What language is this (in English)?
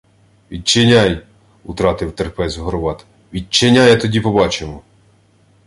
Ukrainian